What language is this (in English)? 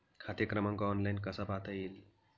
Marathi